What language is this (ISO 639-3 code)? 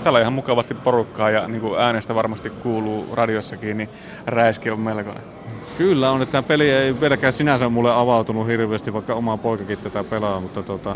fin